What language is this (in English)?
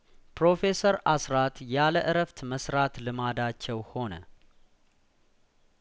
Amharic